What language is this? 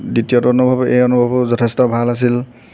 Assamese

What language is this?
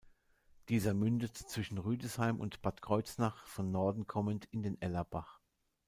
German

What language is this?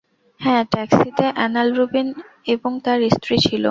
Bangla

